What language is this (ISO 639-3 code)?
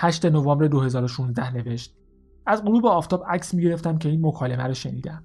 fas